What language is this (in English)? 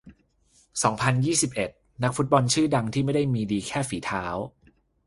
Thai